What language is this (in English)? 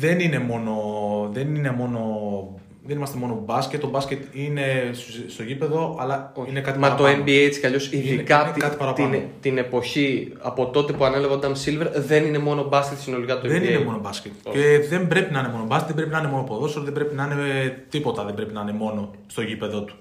Greek